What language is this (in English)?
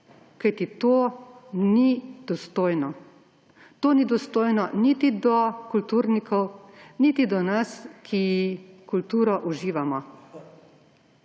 Slovenian